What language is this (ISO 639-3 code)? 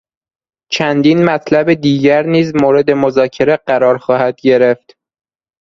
fas